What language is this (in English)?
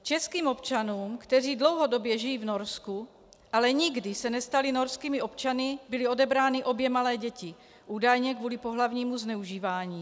Czech